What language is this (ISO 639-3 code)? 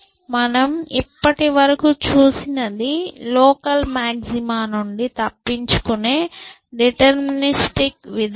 tel